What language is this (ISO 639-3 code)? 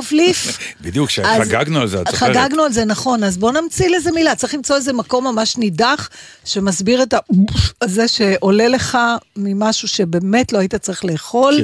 heb